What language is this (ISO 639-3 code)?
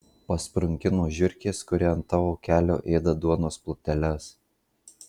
lit